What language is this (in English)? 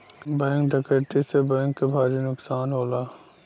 Bhojpuri